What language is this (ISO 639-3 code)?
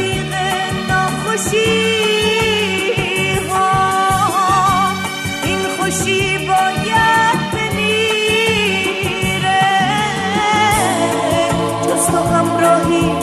fas